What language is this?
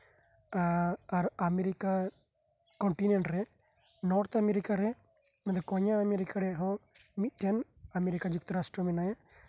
Santali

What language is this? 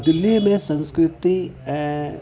Sindhi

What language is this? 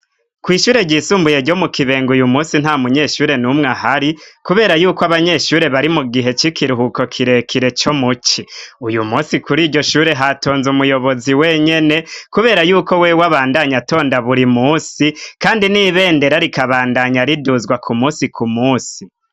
Rundi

